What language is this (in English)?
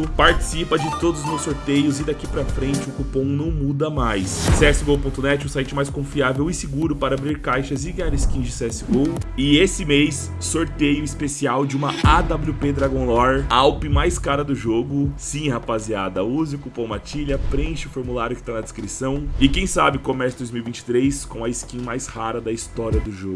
Portuguese